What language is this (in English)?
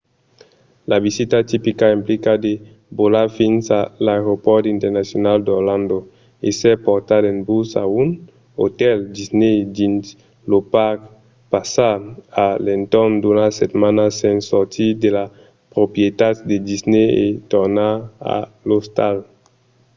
Occitan